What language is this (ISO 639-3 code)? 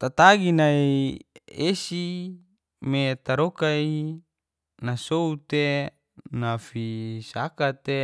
ges